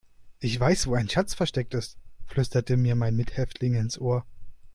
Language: German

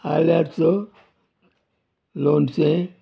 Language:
Konkani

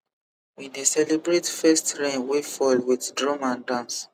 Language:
Nigerian Pidgin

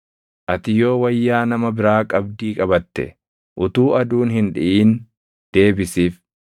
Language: Oromo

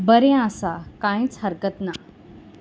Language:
Konkani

